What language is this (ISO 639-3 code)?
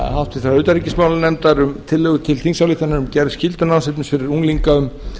isl